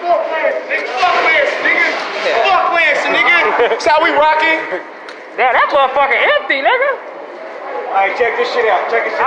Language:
English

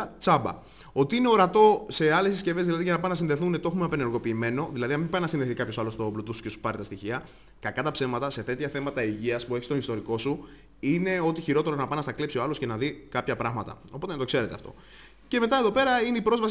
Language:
Greek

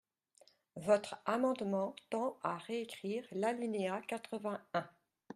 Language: French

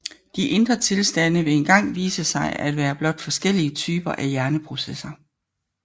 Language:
Danish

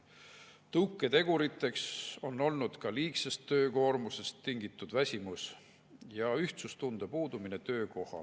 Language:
Estonian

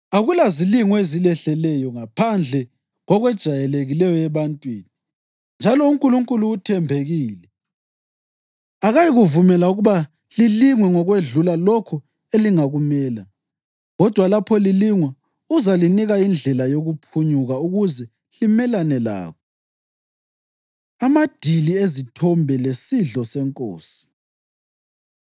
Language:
North Ndebele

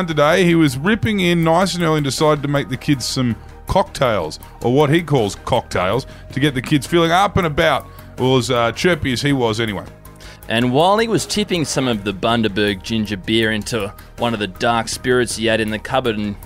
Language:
English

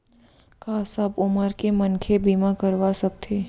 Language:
Chhattisgarhi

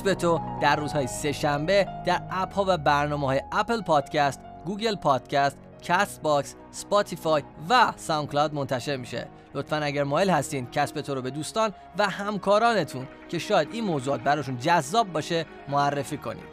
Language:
Persian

